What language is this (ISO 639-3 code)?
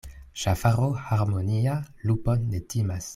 epo